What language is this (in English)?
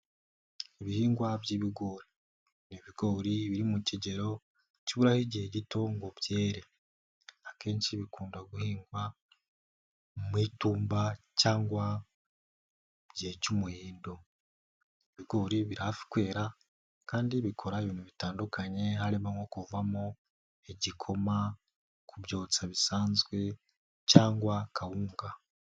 Kinyarwanda